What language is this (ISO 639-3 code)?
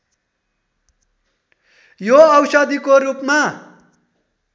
nep